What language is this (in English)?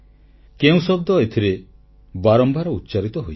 Odia